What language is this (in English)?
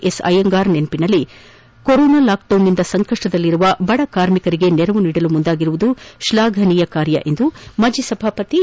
Kannada